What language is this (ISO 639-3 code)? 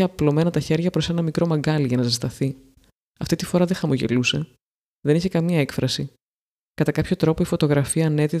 ell